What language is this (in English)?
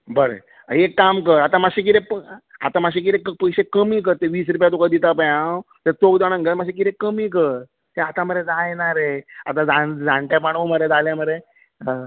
Konkani